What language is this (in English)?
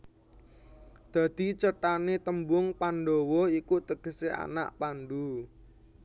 Javanese